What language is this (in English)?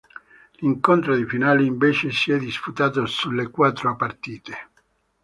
Italian